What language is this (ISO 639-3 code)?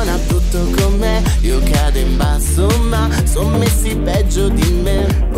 ita